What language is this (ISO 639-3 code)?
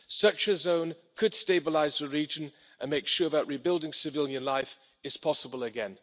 eng